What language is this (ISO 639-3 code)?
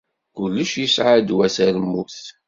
kab